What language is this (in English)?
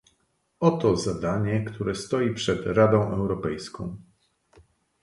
Polish